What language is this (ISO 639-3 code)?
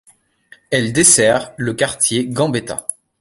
fra